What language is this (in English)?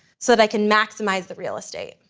English